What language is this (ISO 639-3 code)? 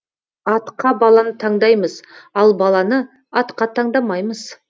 kaz